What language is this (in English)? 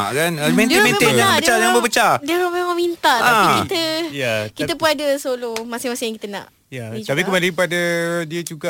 Malay